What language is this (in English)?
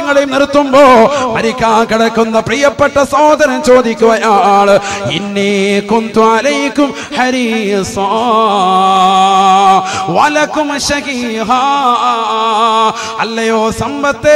Malayalam